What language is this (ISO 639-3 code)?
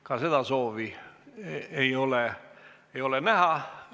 est